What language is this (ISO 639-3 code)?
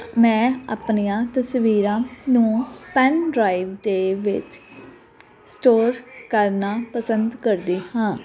pan